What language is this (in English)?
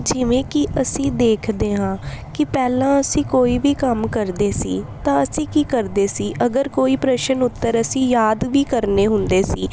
Punjabi